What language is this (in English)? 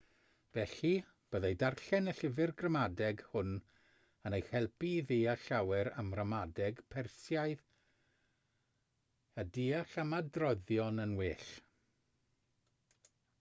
Welsh